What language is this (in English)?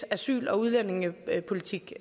Danish